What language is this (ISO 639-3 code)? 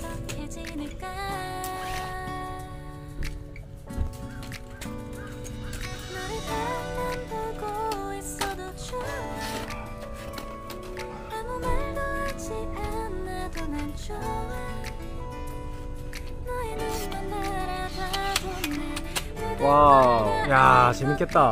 kor